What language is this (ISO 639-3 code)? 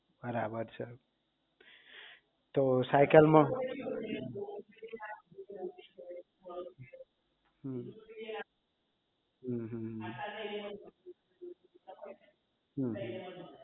guj